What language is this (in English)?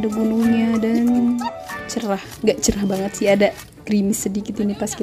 Indonesian